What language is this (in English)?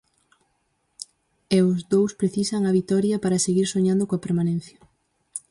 Galician